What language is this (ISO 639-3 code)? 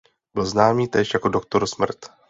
ces